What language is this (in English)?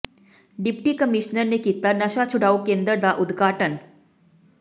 Punjabi